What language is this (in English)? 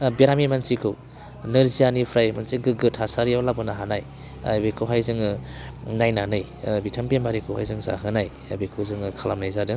Bodo